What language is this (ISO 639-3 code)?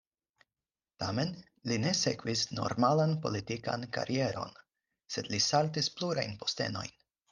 epo